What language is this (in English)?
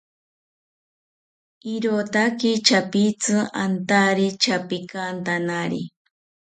South Ucayali Ashéninka